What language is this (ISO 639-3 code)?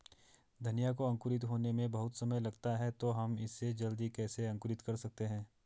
hin